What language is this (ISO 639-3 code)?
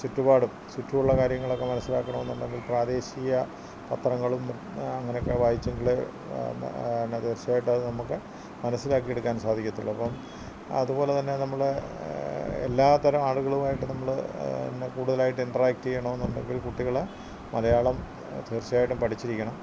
mal